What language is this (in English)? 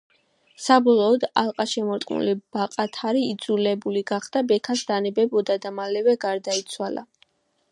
Georgian